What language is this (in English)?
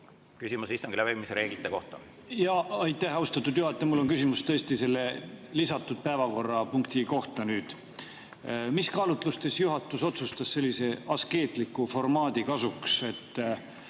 Estonian